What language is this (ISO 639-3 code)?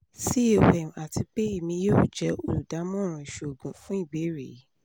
yor